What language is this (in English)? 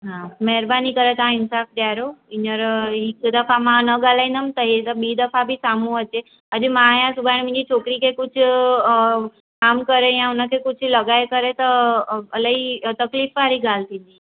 Sindhi